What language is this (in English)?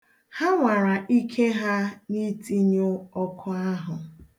Igbo